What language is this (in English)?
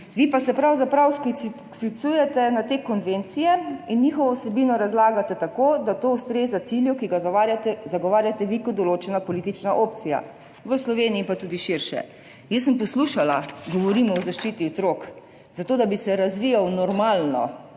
Slovenian